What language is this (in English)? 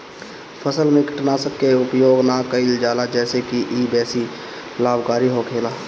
Bhojpuri